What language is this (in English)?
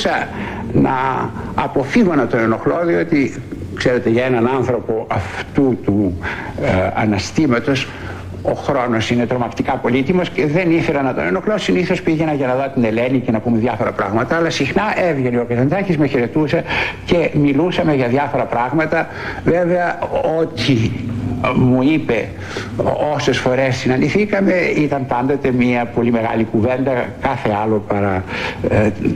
Greek